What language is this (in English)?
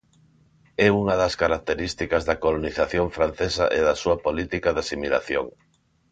Galician